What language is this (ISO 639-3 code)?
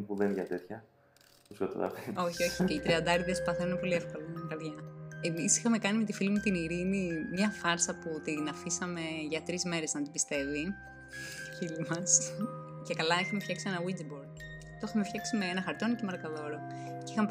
ell